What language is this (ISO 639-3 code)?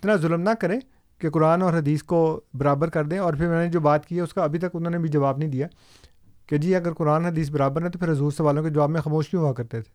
urd